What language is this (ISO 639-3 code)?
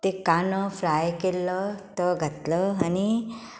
kok